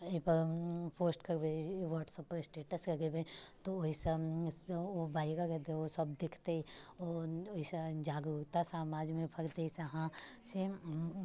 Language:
Maithili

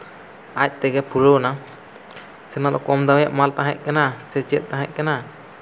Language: Santali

